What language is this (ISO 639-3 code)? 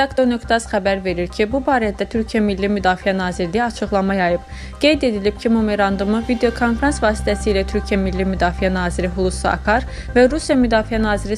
tur